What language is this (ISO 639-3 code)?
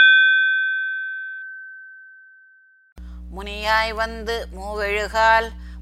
tam